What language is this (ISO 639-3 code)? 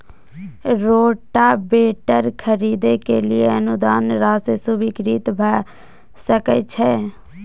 mai